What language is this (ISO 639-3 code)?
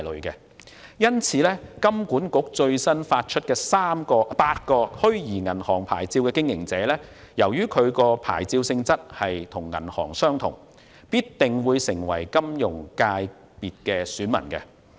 yue